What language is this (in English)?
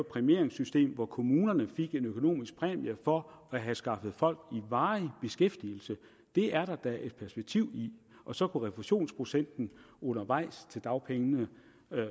Danish